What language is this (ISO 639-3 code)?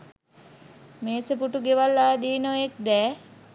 sin